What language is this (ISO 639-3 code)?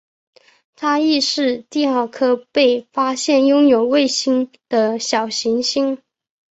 zho